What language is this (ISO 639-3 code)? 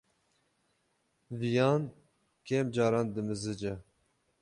kur